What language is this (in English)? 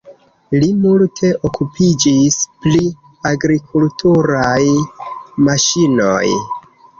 Esperanto